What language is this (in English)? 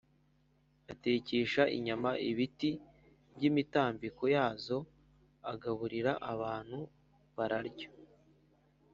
Kinyarwanda